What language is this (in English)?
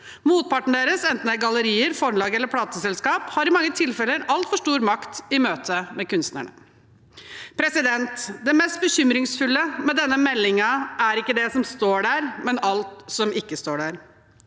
Norwegian